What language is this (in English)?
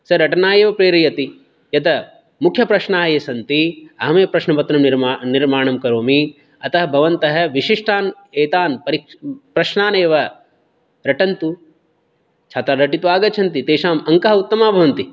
Sanskrit